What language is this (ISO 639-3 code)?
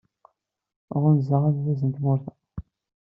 kab